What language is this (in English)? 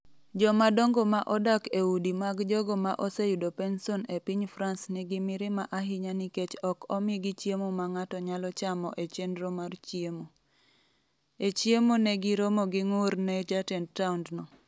Luo (Kenya and Tanzania)